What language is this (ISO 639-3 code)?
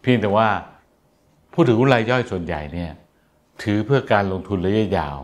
tha